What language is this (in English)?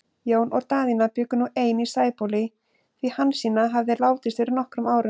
Icelandic